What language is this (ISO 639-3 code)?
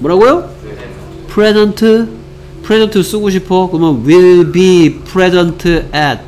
kor